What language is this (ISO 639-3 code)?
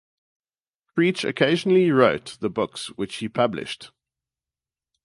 eng